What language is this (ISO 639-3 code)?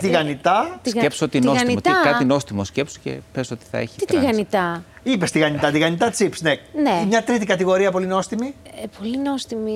ell